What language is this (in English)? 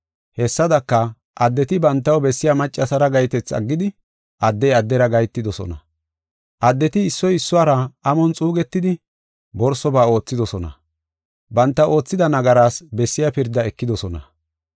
Gofa